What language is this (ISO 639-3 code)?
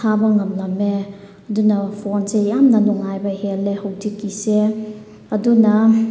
mni